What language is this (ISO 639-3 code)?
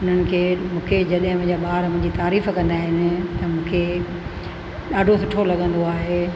snd